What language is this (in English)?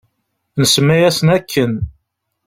Kabyle